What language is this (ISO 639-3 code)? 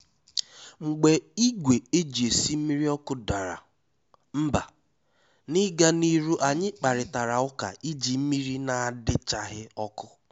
ibo